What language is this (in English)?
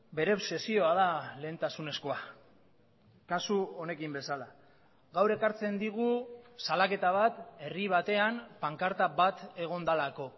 Basque